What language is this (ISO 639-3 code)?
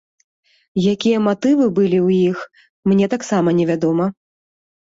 bel